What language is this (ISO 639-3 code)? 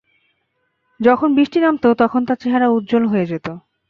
ben